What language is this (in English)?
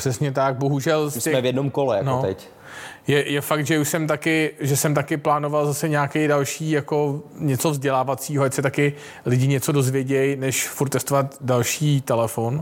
Czech